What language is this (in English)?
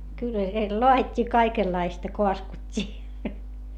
Finnish